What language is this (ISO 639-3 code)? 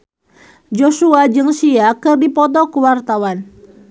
sun